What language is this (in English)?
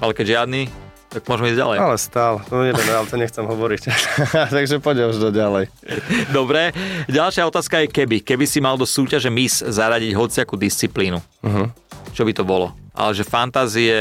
Slovak